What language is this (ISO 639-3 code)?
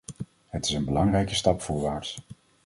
nld